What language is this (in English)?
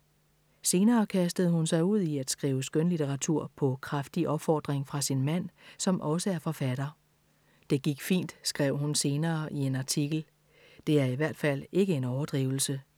Danish